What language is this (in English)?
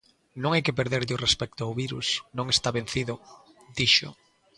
Galician